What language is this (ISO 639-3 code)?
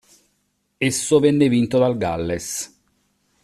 ita